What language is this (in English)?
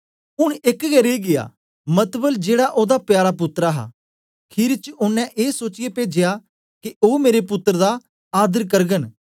Dogri